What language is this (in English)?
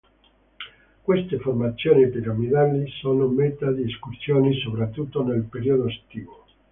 Italian